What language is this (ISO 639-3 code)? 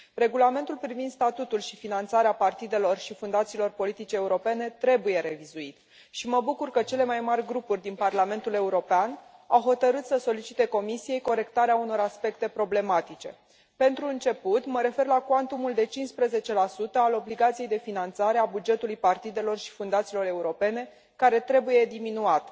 ron